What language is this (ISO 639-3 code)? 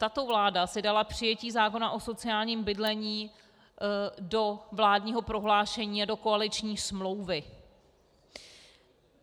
ces